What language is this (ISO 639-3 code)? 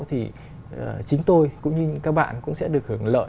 vie